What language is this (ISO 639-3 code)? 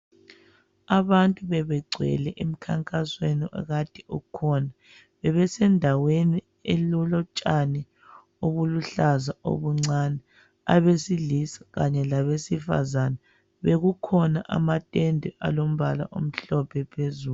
nde